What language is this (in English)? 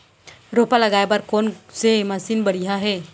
Chhattisgarhi